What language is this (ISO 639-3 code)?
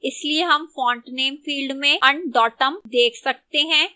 hin